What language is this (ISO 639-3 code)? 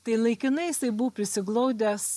lit